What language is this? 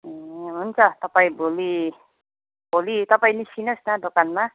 Nepali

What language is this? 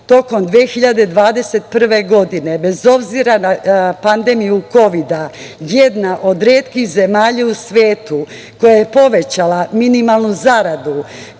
Serbian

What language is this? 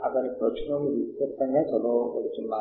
Telugu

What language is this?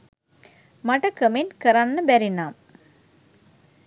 Sinhala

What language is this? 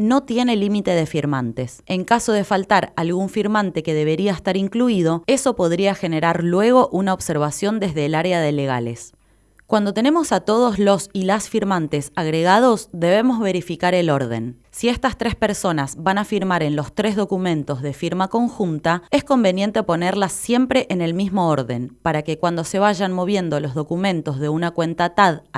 Spanish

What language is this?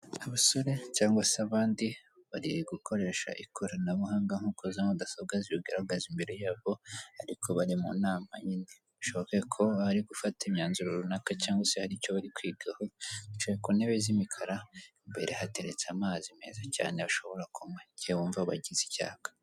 Kinyarwanda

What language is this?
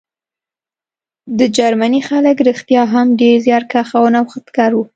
Pashto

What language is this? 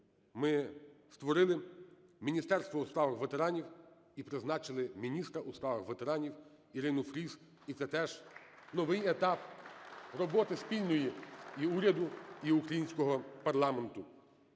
Ukrainian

